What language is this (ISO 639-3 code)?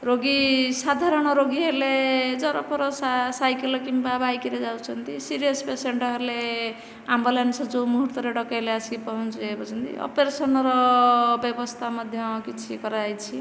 ori